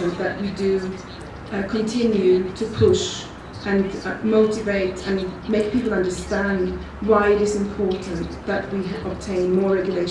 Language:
English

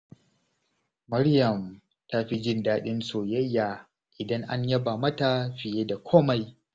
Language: Hausa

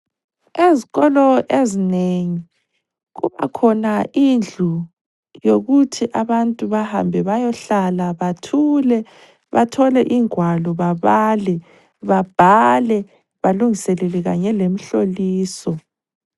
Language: North Ndebele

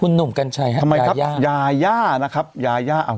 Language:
Thai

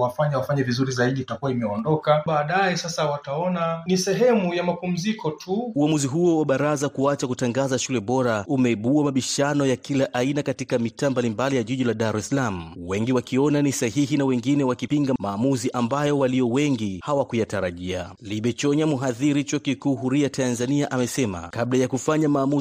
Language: Swahili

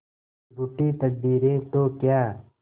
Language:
Hindi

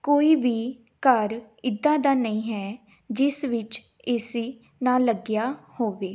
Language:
Punjabi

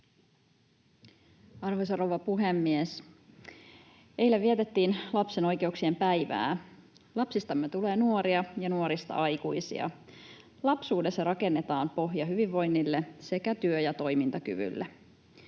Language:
Finnish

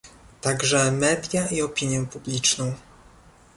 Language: Polish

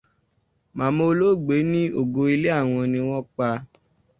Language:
Yoruba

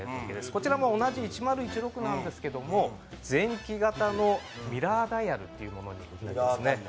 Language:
Japanese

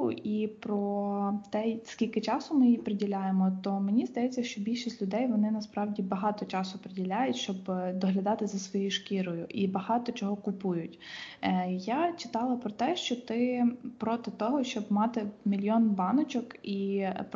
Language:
Ukrainian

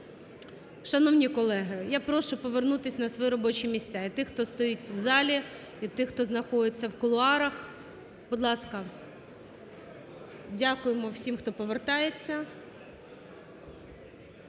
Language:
Ukrainian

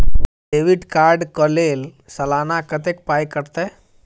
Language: Maithili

